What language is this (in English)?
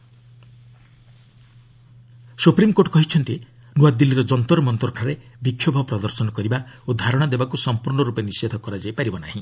Odia